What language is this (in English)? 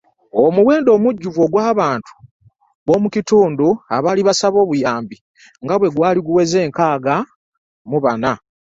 Ganda